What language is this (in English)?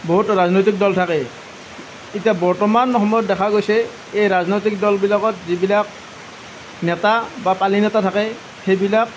Assamese